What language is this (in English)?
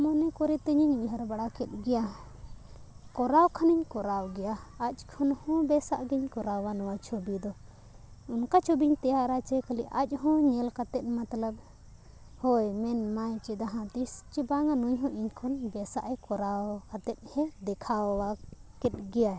Santali